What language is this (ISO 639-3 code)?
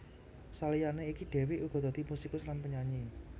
jav